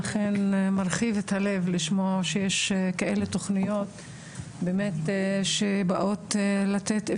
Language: Hebrew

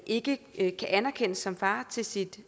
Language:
Danish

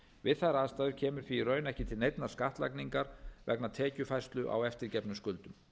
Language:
Icelandic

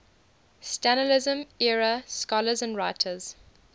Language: English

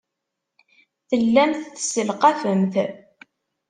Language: Kabyle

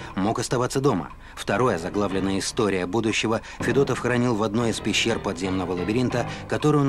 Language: Russian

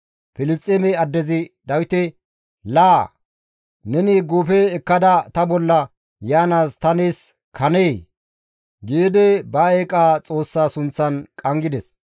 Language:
Gamo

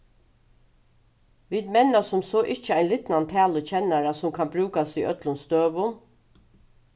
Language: Faroese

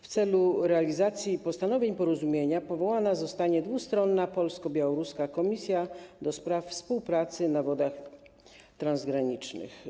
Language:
Polish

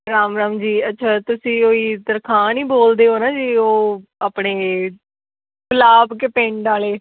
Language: Punjabi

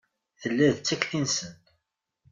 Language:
Kabyle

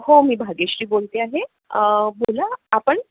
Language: Marathi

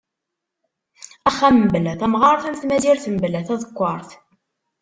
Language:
Kabyle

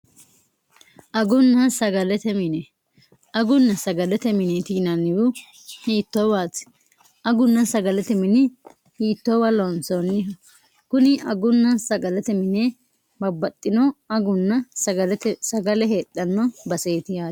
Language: Sidamo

